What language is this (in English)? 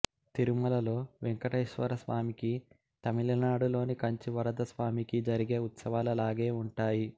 Telugu